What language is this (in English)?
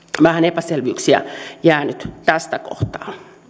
Finnish